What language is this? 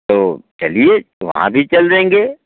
Hindi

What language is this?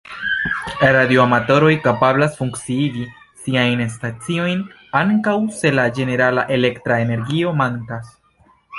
Esperanto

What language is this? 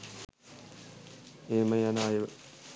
Sinhala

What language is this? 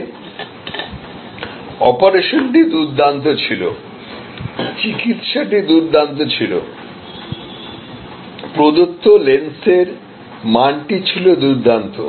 Bangla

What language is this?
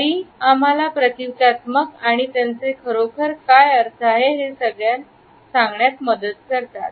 Marathi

